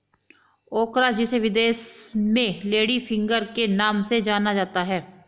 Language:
Hindi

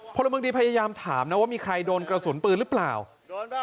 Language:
Thai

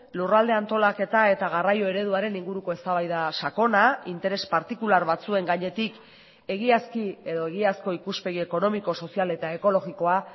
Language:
Basque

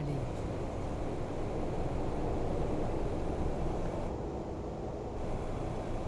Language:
Turkish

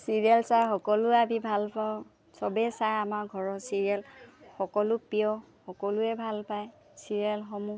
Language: Assamese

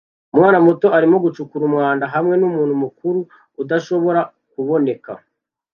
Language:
Kinyarwanda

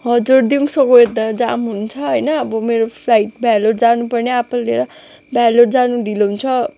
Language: Nepali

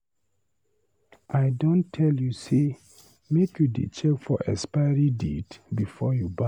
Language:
Nigerian Pidgin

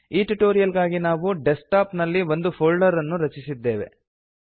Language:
Kannada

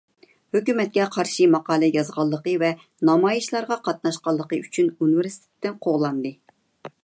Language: Uyghur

